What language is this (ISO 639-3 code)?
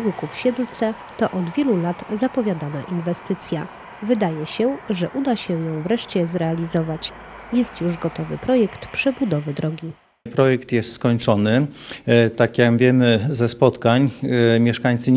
pol